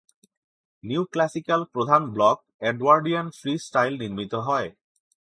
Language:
Bangla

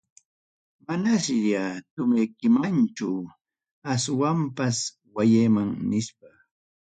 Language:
Ayacucho Quechua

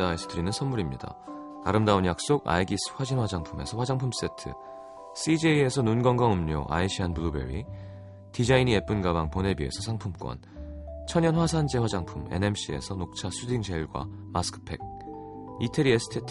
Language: Korean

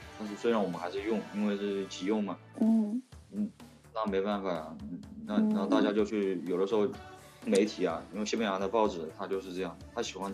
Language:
Chinese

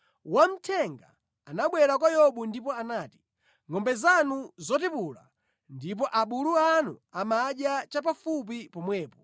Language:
Nyanja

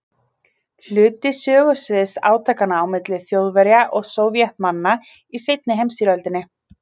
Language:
Icelandic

